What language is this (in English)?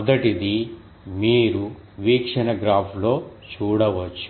Telugu